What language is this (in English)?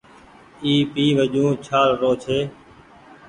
Goaria